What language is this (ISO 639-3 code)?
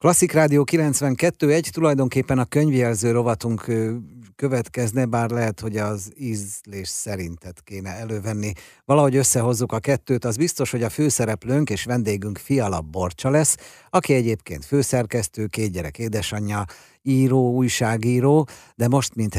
hun